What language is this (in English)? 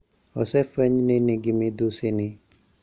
Luo (Kenya and Tanzania)